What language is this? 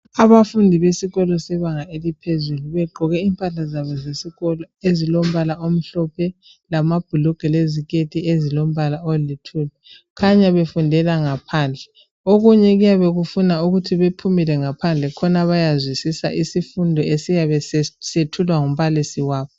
North Ndebele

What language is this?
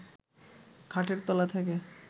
Bangla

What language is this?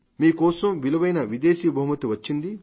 Telugu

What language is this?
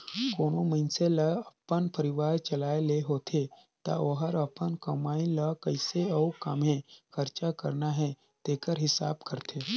Chhattisgarhi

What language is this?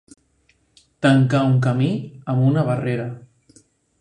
Catalan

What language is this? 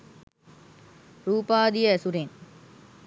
Sinhala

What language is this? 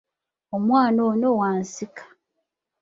Ganda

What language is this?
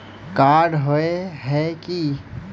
Magahi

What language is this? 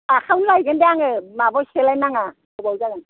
Bodo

